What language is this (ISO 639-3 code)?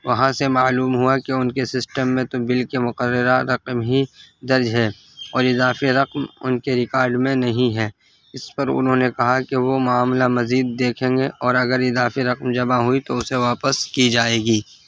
urd